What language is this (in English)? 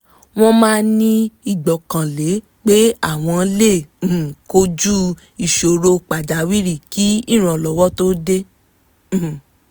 Yoruba